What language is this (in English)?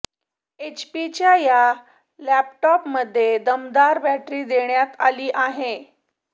Marathi